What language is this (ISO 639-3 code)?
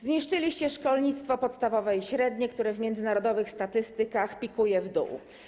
pol